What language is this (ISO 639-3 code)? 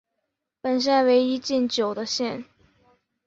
zho